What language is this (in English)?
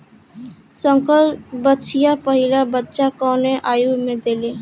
Bhojpuri